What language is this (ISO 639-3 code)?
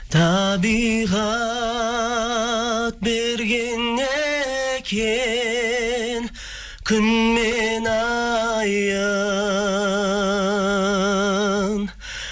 kaz